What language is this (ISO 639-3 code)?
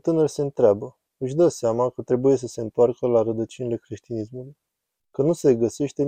ron